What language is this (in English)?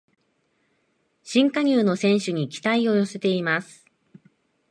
Japanese